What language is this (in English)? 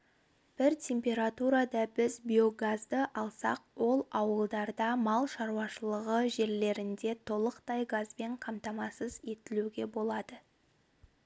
Kazakh